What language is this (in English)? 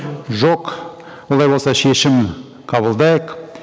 Kazakh